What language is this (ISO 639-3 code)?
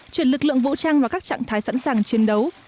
vie